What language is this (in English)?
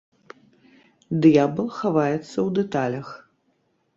Belarusian